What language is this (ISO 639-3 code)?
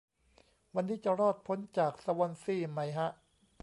tha